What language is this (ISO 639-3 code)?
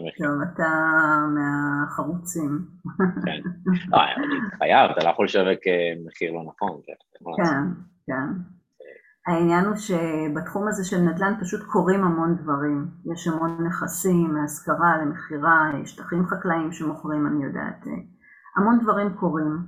heb